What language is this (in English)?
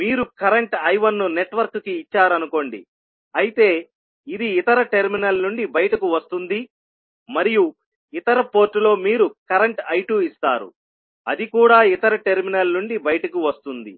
Telugu